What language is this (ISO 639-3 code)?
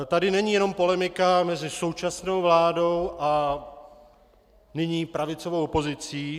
ces